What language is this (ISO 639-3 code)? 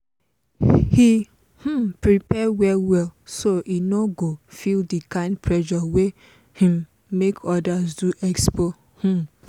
pcm